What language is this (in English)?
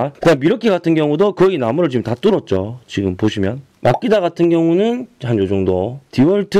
Korean